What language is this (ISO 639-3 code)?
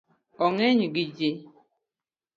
luo